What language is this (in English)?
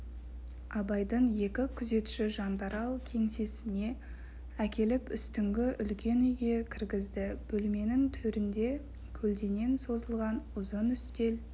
Kazakh